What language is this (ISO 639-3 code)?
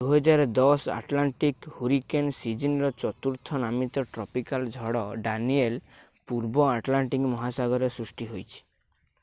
ori